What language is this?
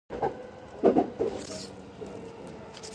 English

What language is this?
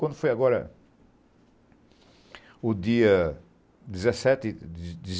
Portuguese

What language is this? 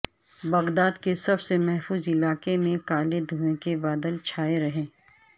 Urdu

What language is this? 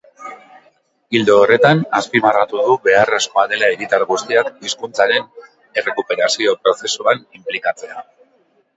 Basque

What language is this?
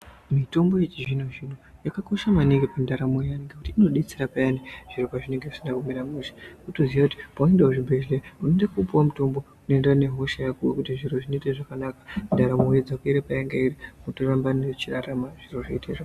Ndau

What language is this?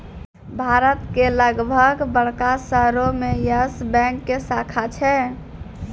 Maithili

